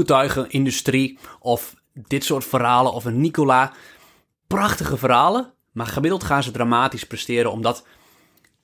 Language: Dutch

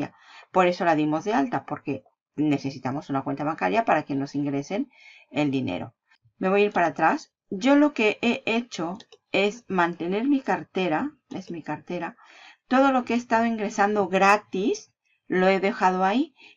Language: Spanish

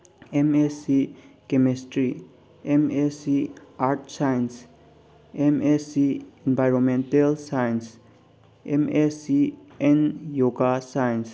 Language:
Manipuri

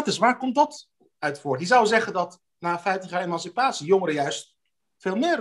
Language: Dutch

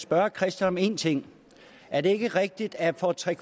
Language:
Danish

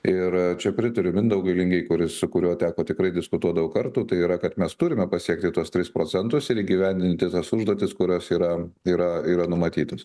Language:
Lithuanian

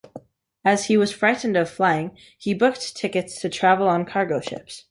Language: English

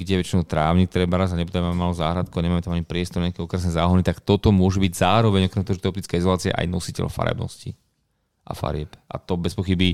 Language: Slovak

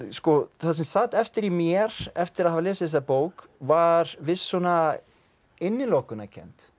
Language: Icelandic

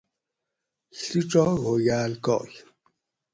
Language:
Gawri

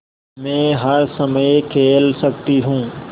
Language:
Hindi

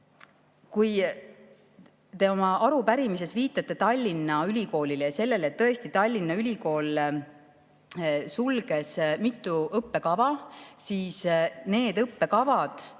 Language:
Estonian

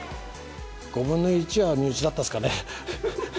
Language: Japanese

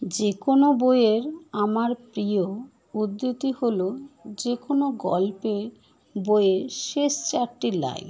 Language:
Bangla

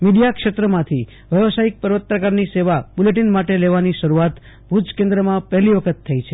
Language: Gujarati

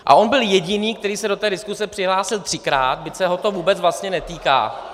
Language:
Czech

